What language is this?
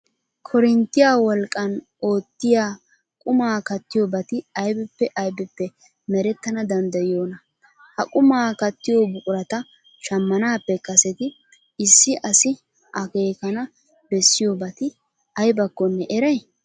Wolaytta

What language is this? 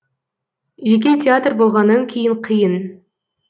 Kazakh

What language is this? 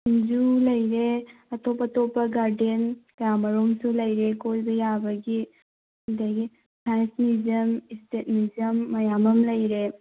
Manipuri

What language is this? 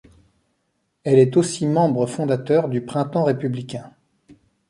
French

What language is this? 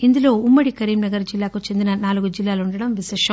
Telugu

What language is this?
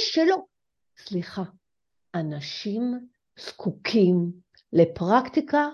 Hebrew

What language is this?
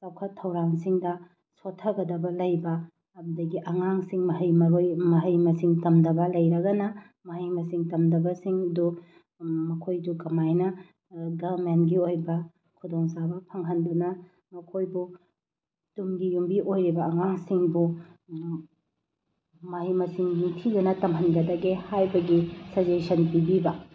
Manipuri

